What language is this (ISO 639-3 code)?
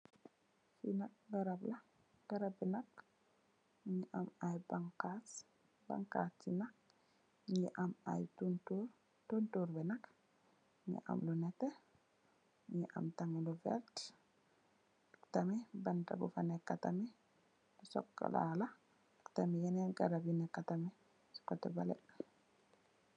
wol